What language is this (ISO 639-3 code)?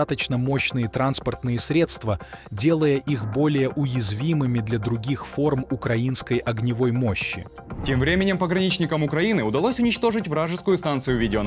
rus